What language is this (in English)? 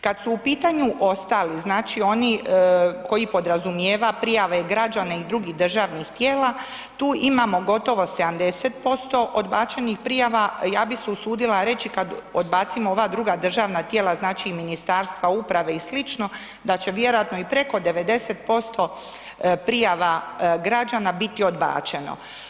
Croatian